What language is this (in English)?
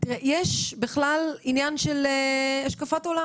Hebrew